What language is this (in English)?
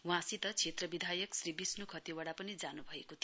Nepali